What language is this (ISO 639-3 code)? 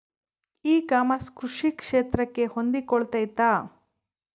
kan